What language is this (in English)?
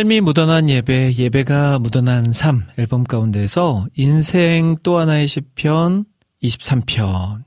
Korean